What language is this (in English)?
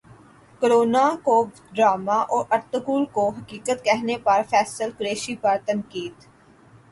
Urdu